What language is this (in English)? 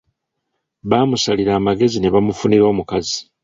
Ganda